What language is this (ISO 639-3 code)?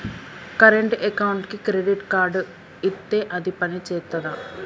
tel